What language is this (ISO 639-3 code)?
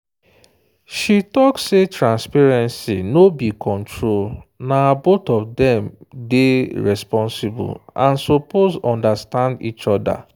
pcm